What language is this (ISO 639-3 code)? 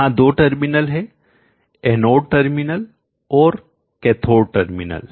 hin